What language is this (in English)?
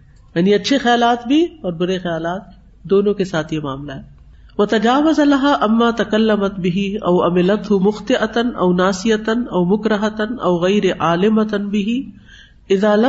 Urdu